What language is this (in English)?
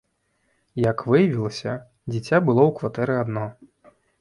Belarusian